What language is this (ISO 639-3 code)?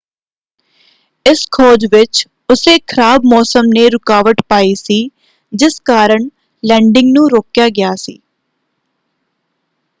pan